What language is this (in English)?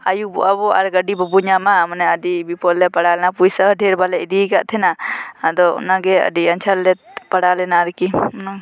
Santali